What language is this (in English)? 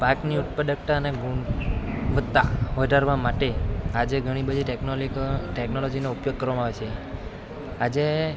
Gujarati